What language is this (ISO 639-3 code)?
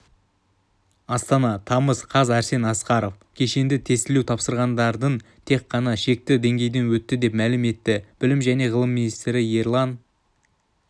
kaz